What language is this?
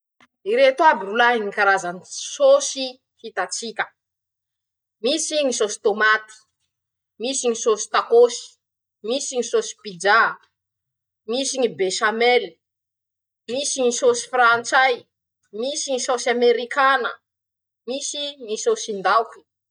Masikoro Malagasy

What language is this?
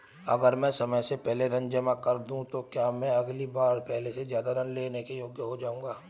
Hindi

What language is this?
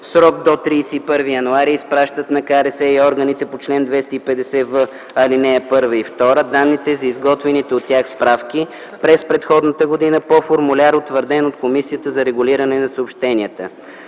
Bulgarian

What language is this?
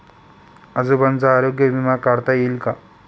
Marathi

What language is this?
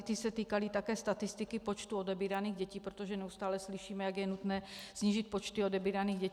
Czech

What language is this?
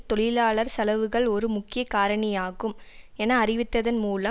Tamil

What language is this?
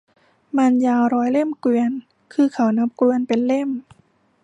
Thai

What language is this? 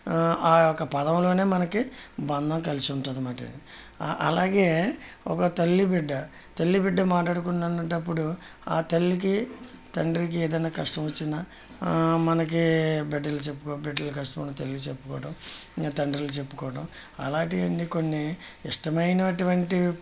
Telugu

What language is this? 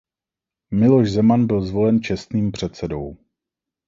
Czech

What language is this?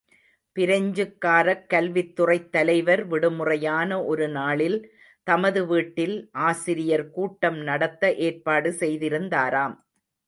Tamil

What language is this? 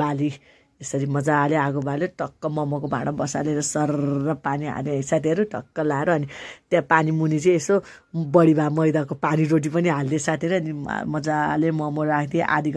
Arabic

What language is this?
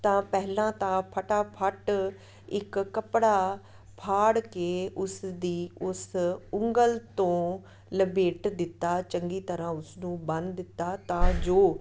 Punjabi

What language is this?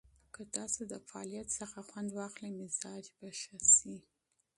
Pashto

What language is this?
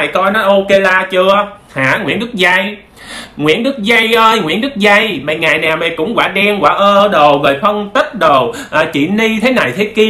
Vietnamese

